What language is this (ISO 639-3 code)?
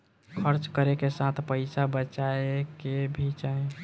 bho